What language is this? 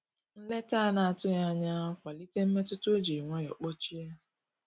Igbo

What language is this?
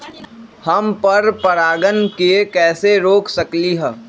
Magahi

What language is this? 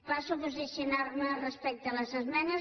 Catalan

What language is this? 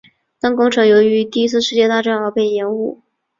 Chinese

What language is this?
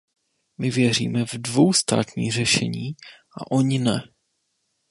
Czech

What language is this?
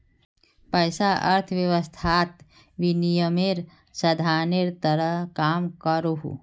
Magahi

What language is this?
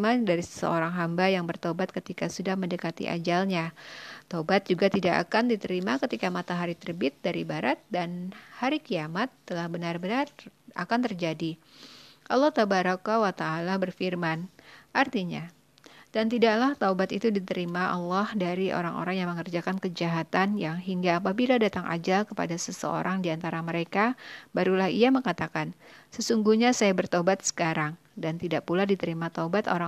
Indonesian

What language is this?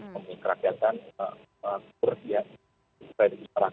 Indonesian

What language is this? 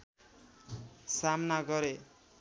Nepali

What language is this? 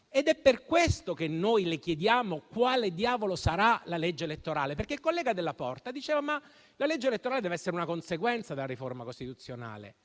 Italian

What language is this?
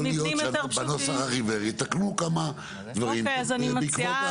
Hebrew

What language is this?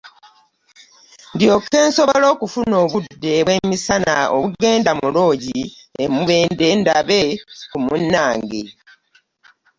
Ganda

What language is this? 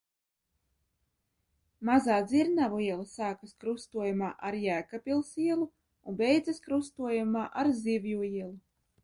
Latvian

